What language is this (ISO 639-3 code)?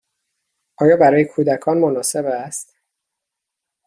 fas